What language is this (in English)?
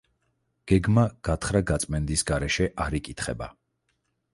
Georgian